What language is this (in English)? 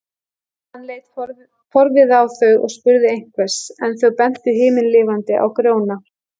Icelandic